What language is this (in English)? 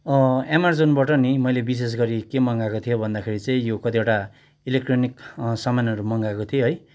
Nepali